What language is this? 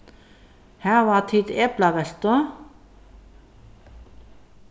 Faroese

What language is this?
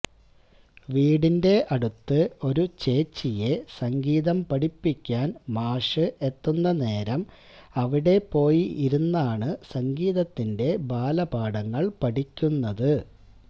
Malayalam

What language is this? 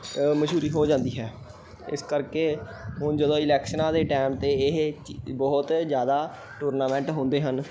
Punjabi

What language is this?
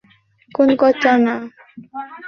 Bangla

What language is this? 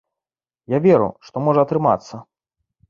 Belarusian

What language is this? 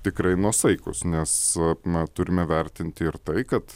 Lithuanian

